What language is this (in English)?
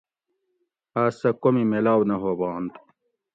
Gawri